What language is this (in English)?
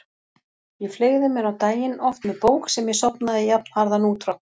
Icelandic